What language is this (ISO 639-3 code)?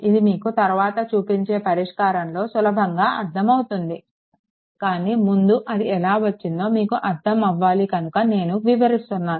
tel